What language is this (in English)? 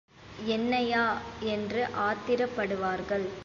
Tamil